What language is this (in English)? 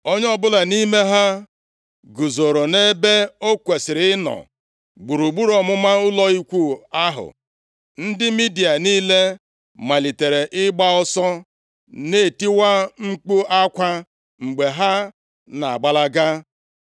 Igbo